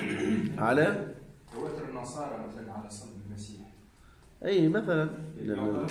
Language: Arabic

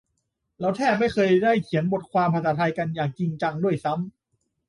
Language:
Thai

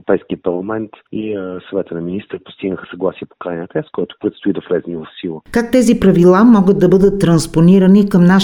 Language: Bulgarian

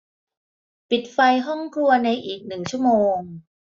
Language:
Thai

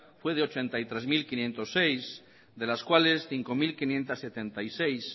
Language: Spanish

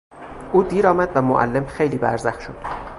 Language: Persian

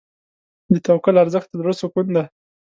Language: Pashto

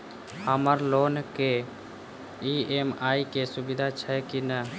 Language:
Maithili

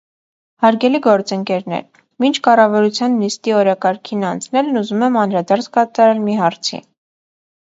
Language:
Armenian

